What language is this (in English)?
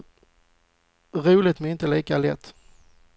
Swedish